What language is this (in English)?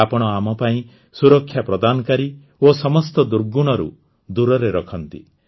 Odia